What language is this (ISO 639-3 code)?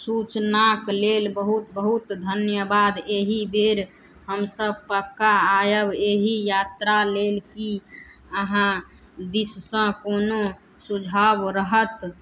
mai